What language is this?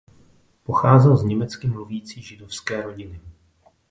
Czech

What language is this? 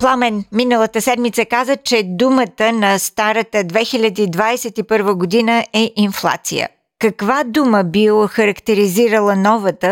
Bulgarian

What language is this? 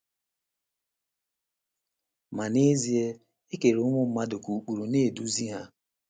Igbo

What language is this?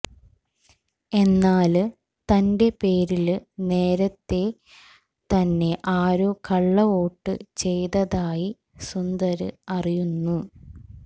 Malayalam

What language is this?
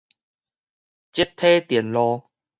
Min Nan Chinese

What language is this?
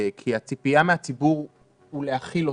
Hebrew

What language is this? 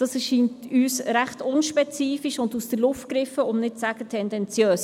Swiss German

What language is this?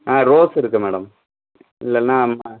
Tamil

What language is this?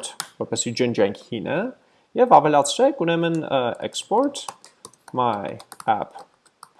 English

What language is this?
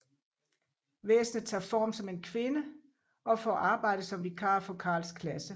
Danish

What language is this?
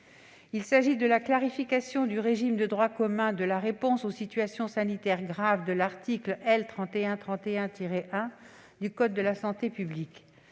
French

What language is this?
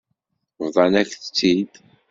Kabyle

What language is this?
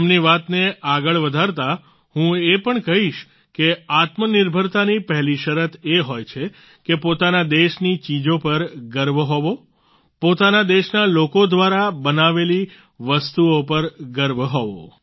Gujarati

